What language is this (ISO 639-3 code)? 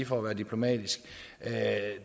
dan